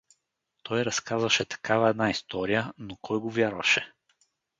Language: Bulgarian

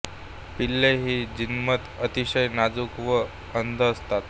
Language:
Marathi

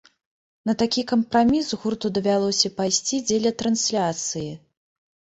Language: Belarusian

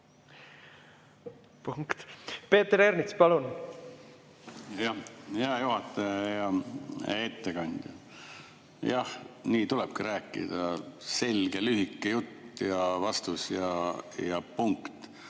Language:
Estonian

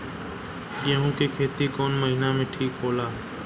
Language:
Bhojpuri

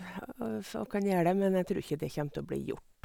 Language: Norwegian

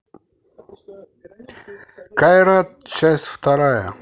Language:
Russian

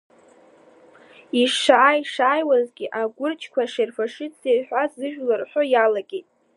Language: Abkhazian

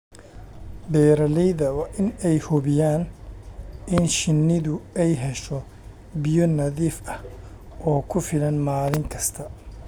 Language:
Somali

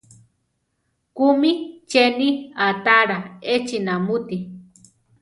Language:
Central Tarahumara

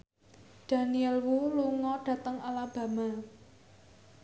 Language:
Javanese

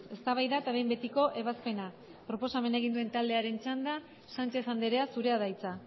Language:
Basque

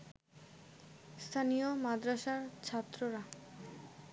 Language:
Bangla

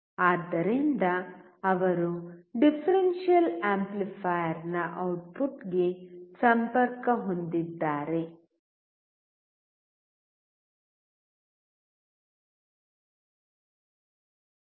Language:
Kannada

